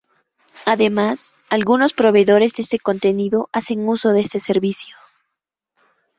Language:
Spanish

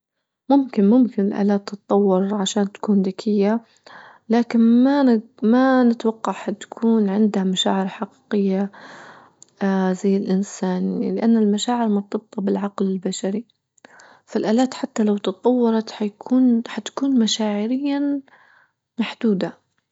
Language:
Libyan Arabic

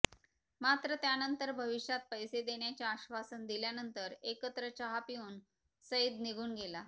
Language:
Marathi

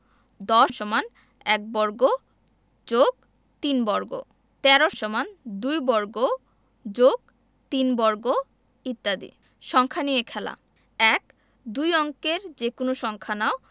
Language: Bangla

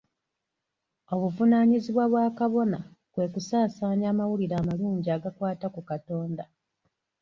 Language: Ganda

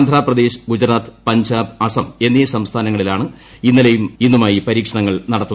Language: Malayalam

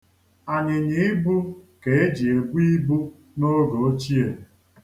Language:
Igbo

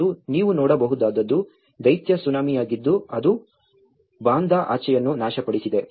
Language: Kannada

